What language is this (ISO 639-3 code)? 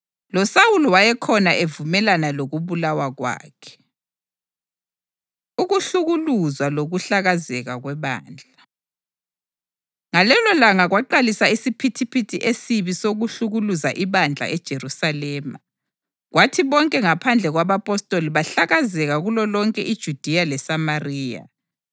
nde